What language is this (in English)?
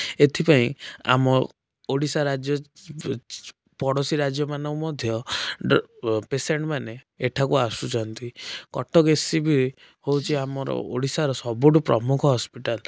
Odia